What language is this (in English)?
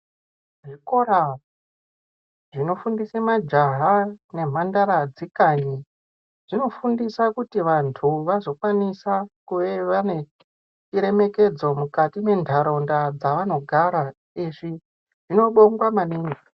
Ndau